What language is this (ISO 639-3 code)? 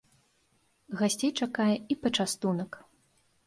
bel